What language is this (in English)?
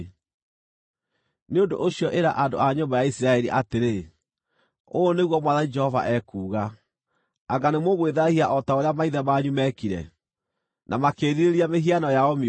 Kikuyu